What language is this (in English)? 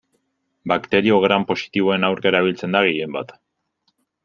Basque